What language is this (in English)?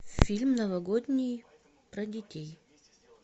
Russian